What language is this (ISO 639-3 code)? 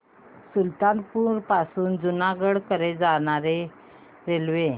mar